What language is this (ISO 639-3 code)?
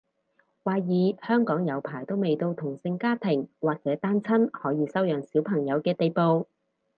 yue